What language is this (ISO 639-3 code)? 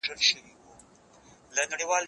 pus